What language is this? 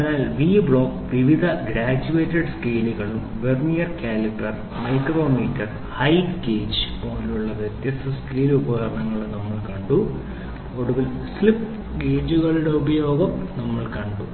Malayalam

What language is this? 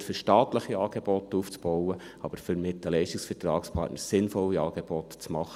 Swiss German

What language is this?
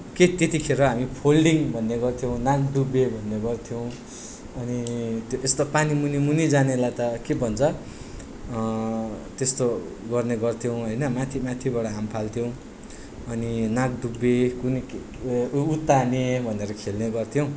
Nepali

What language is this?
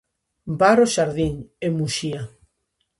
Galician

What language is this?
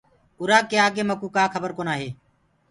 Gurgula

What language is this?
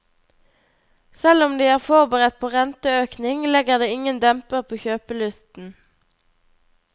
Norwegian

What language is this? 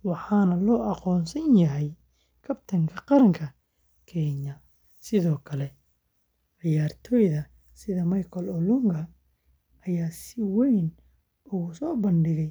Somali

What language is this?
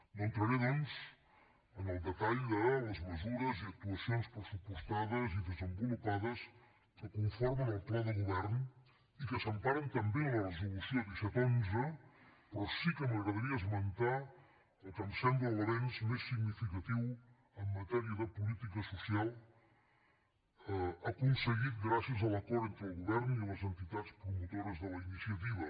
Catalan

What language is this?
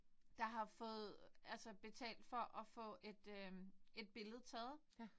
Danish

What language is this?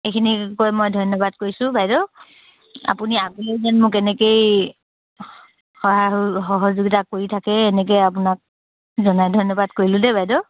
Assamese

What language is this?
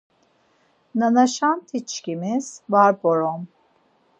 Laz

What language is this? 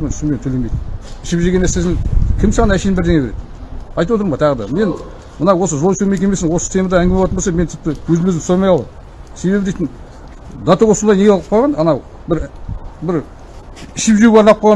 Turkish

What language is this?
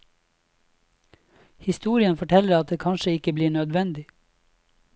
Norwegian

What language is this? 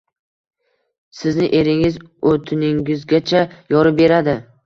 Uzbek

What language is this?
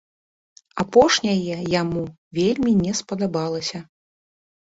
Belarusian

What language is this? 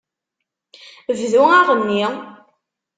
Kabyle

